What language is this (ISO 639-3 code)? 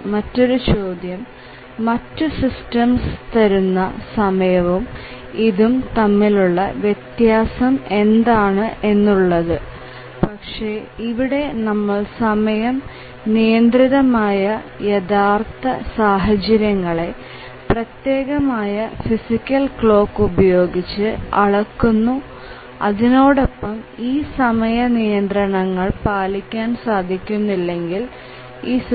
mal